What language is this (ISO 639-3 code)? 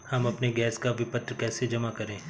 hin